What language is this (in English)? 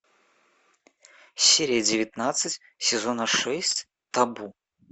Russian